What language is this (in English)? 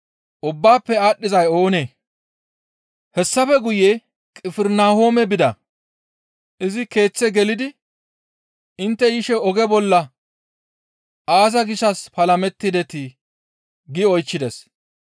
Gamo